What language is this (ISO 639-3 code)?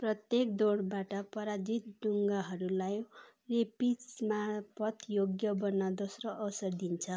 nep